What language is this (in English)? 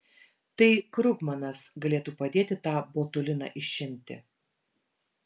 Lithuanian